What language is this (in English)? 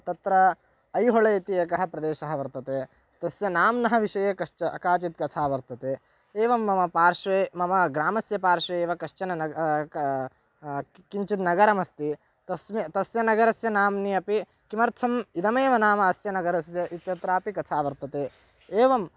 Sanskrit